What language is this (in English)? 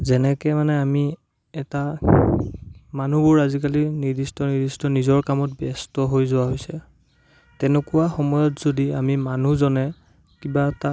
Assamese